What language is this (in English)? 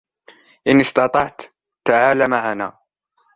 Arabic